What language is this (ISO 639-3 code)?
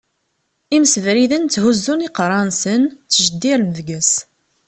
kab